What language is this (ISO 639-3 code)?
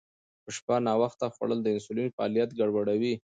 pus